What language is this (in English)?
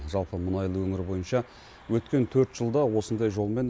Kazakh